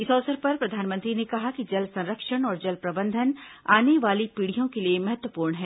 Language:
Hindi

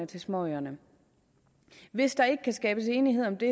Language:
Danish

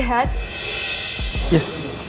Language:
Indonesian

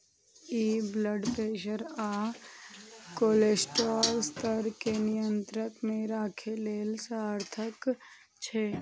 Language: Maithili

